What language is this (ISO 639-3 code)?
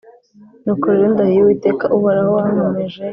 kin